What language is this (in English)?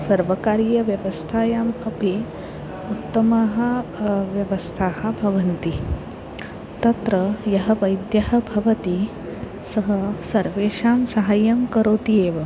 Sanskrit